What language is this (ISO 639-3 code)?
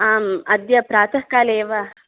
san